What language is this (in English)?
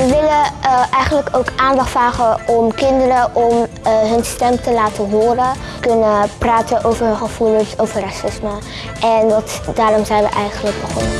Dutch